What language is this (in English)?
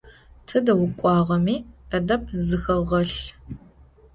Adyghe